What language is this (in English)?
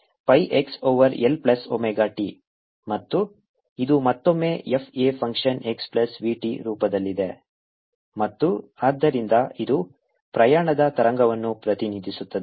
Kannada